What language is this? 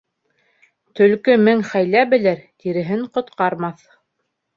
Bashkir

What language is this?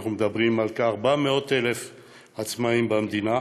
Hebrew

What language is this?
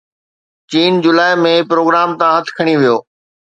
Sindhi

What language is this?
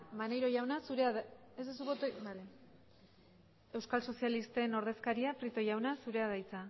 Basque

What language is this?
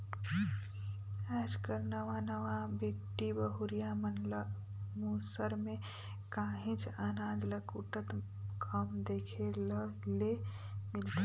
Chhattisgarhi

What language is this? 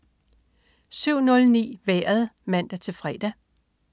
Danish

